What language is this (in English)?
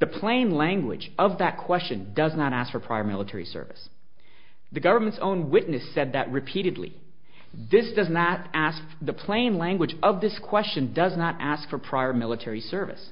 English